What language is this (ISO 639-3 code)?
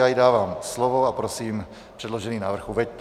ces